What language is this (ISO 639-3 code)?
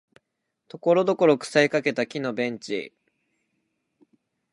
jpn